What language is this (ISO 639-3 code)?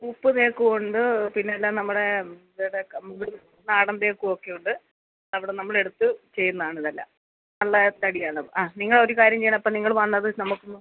mal